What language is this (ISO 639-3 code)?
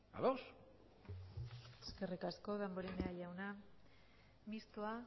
eus